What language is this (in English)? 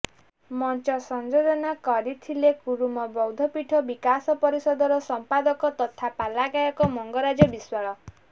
Odia